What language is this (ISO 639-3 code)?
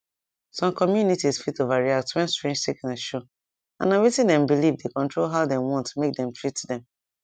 pcm